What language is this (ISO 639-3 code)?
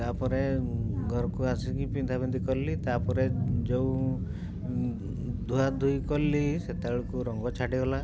ori